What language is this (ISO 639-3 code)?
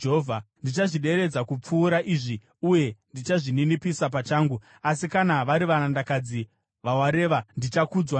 sna